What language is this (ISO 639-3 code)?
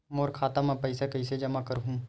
hne